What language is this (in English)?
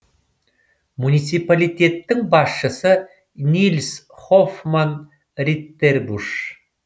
Kazakh